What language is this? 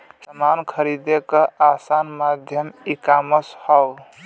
Bhojpuri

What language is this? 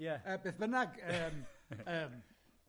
Welsh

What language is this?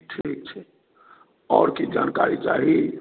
Maithili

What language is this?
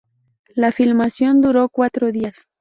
Spanish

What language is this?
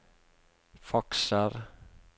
Norwegian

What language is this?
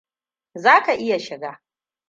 Hausa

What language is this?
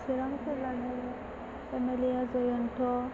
Bodo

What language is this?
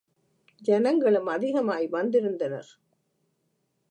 Tamil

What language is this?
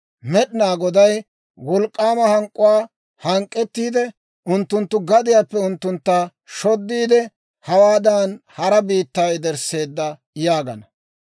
Dawro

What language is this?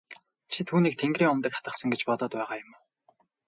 Mongolian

